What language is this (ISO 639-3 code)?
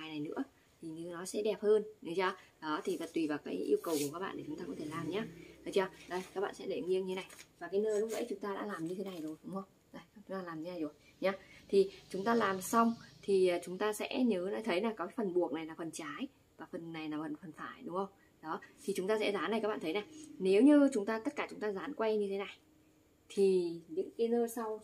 vie